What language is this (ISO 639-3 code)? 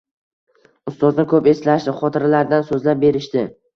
uzb